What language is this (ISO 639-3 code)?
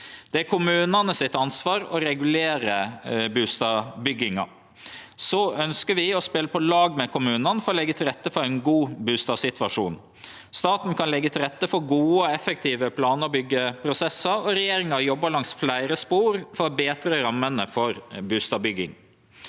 nor